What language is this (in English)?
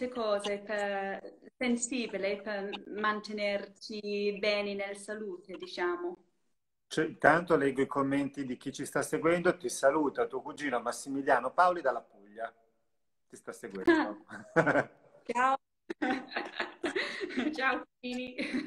Italian